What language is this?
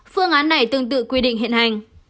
Vietnamese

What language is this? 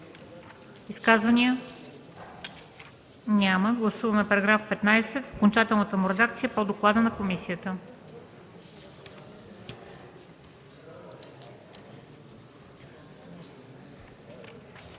Bulgarian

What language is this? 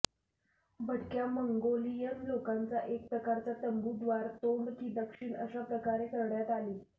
Marathi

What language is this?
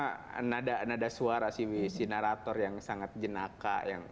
Indonesian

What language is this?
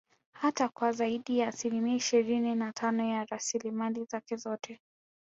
Swahili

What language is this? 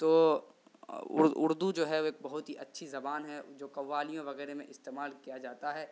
Urdu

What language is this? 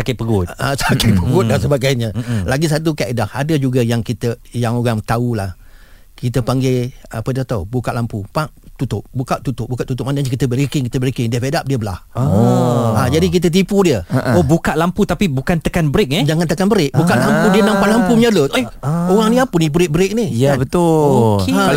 Malay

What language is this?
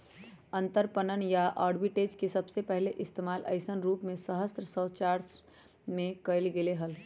Magahi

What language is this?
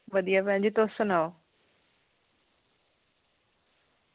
Dogri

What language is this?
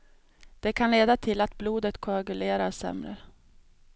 Swedish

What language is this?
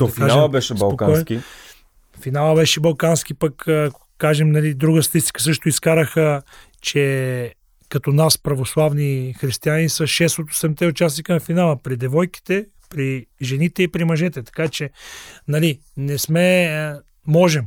Bulgarian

